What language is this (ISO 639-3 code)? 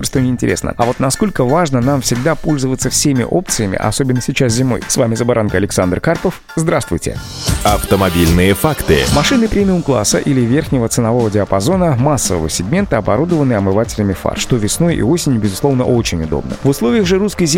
rus